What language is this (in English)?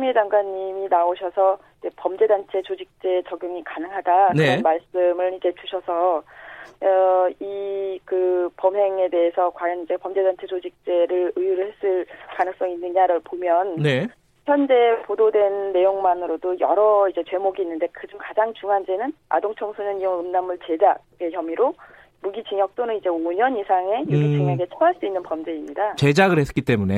Korean